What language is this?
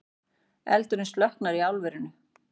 Icelandic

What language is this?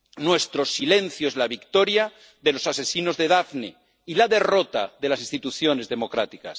Spanish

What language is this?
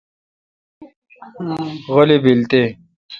Kalkoti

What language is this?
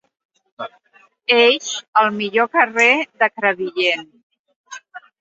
Catalan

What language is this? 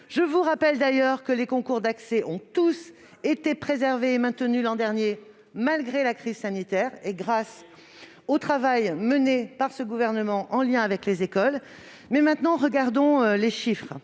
French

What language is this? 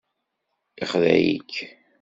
Kabyle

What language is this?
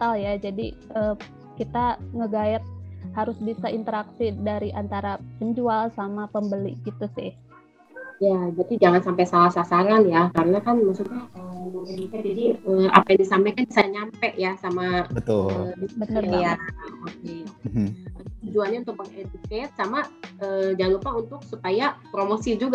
Indonesian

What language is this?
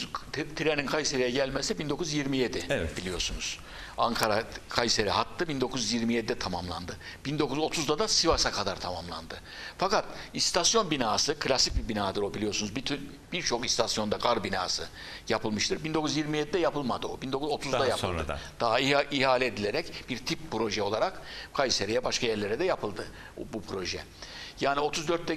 Turkish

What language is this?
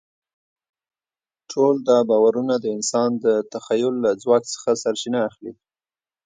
Pashto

